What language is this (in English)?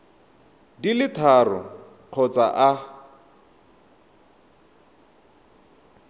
Tswana